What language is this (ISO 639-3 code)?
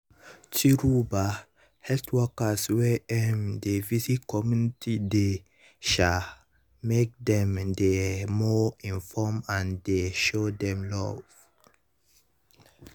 pcm